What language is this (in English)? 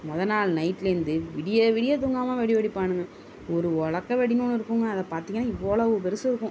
Tamil